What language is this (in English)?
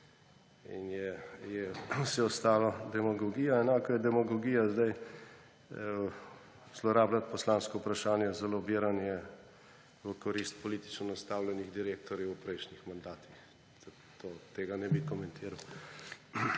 Slovenian